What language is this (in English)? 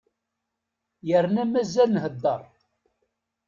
Kabyle